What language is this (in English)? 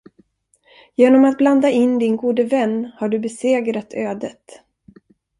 Swedish